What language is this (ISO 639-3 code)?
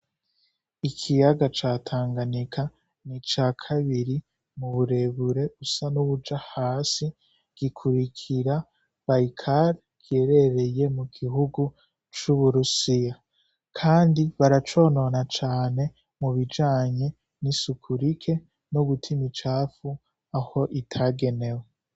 run